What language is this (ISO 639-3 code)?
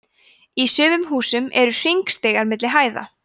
isl